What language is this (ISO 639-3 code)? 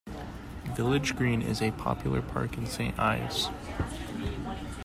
eng